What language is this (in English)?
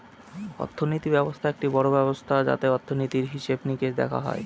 Bangla